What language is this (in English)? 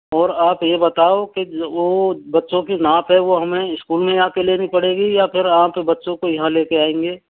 Hindi